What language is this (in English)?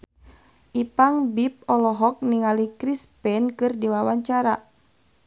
Sundanese